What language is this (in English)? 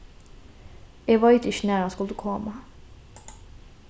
Faroese